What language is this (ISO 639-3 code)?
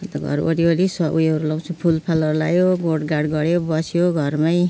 nep